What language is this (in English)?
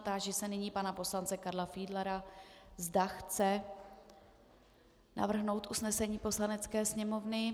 Czech